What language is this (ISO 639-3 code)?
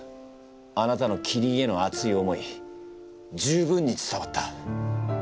jpn